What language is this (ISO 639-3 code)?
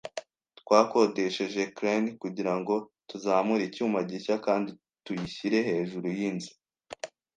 kin